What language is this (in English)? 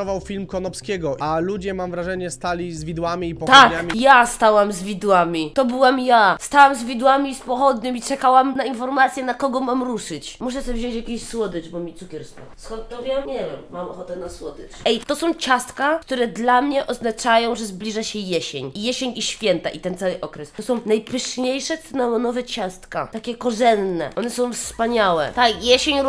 Polish